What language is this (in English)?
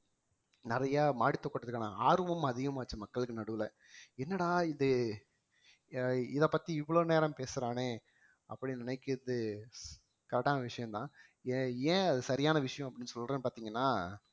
Tamil